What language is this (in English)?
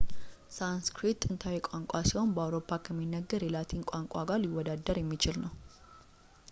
Amharic